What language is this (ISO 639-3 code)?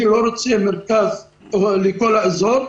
heb